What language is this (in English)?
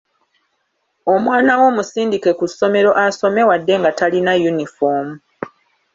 Ganda